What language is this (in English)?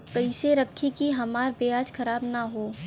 Bhojpuri